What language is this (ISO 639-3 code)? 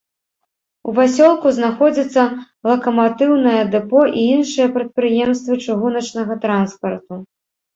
bel